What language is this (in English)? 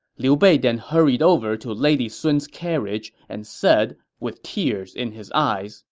English